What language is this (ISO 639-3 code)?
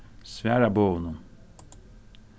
fao